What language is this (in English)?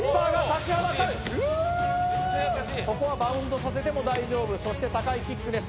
Japanese